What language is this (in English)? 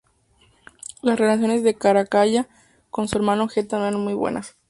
Spanish